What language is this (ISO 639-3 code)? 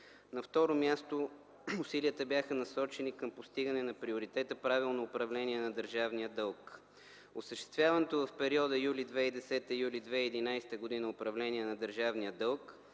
bul